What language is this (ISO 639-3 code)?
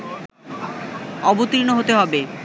ben